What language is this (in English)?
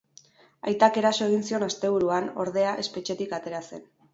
Basque